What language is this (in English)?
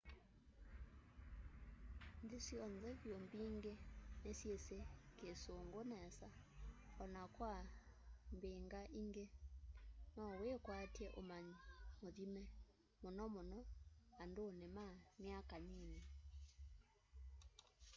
Kamba